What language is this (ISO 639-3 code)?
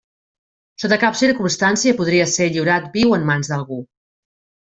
cat